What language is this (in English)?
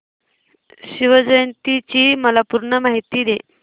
Marathi